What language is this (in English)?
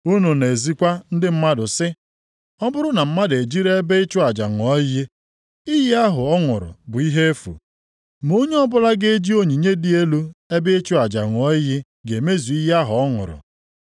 Igbo